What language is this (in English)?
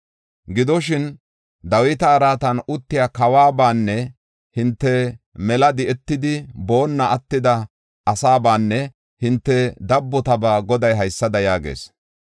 Gofa